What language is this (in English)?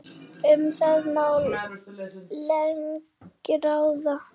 Icelandic